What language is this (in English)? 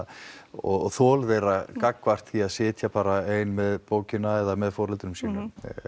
Icelandic